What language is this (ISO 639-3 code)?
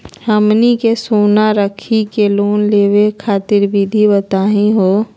mag